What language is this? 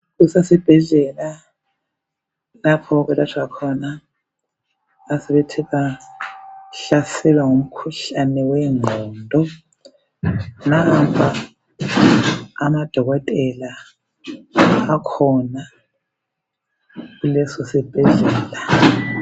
North Ndebele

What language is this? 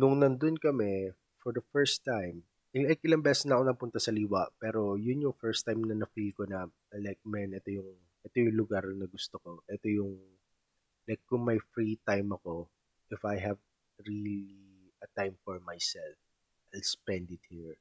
Filipino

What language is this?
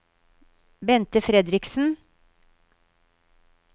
Norwegian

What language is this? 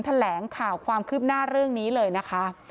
Thai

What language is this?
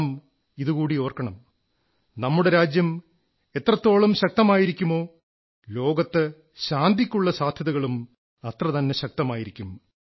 Malayalam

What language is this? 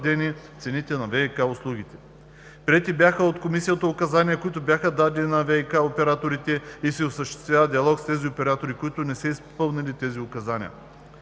Bulgarian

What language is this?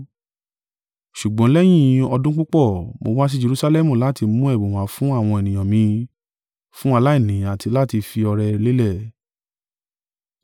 Yoruba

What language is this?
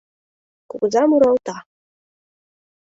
Mari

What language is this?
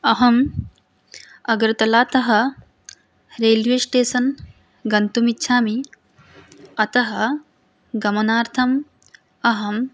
Sanskrit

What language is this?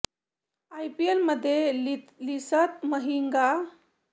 Marathi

